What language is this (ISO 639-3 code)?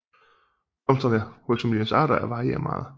dan